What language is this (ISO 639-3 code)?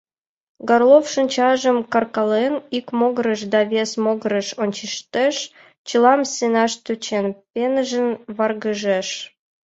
chm